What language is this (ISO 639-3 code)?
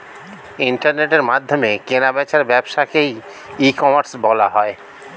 ben